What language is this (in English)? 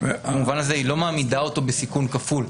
Hebrew